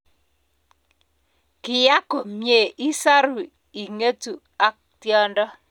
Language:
Kalenjin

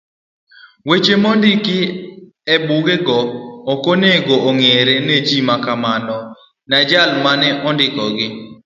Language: Luo (Kenya and Tanzania)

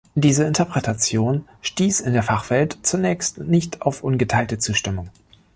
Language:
German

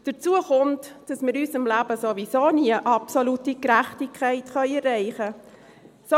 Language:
Swiss German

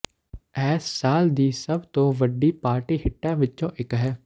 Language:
Punjabi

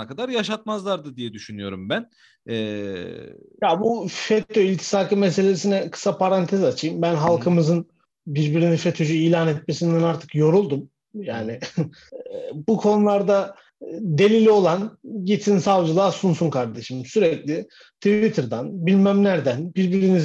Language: Turkish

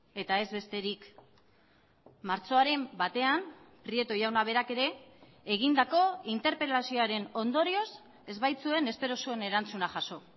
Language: Basque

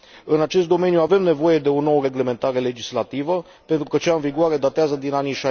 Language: Romanian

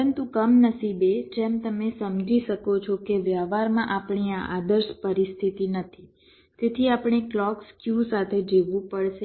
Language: Gujarati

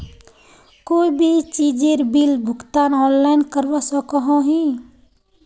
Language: Magahi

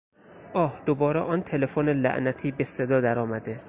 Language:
Persian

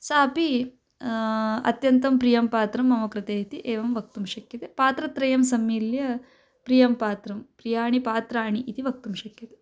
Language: Sanskrit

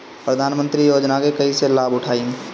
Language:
Bhojpuri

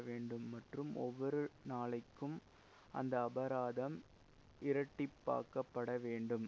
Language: Tamil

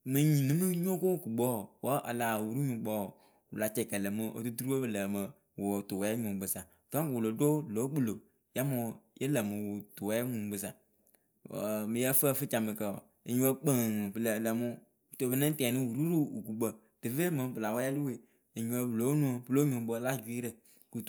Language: Akebu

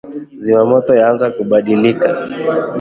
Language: Swahili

